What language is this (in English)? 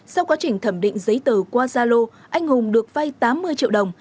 Vietnamese